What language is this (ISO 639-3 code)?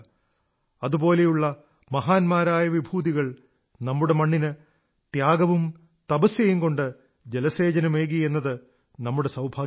mal